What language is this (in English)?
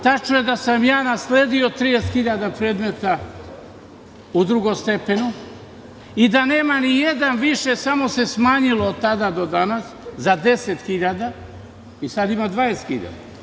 Serbian